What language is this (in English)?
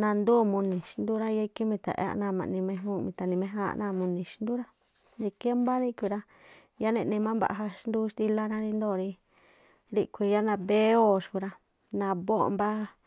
Tlacoapa Me'phaa